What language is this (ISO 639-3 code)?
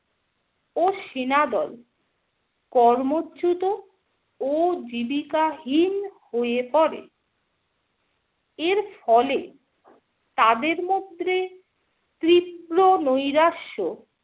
ben